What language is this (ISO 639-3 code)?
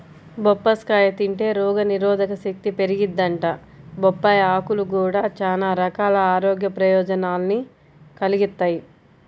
tel